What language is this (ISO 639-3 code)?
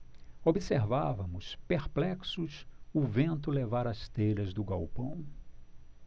por